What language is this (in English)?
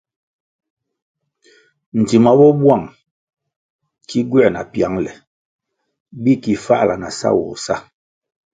Kwasio